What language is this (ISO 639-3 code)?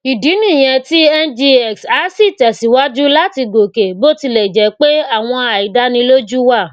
yor